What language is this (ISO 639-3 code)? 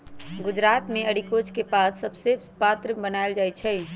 mag